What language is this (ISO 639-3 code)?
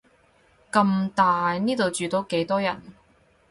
yue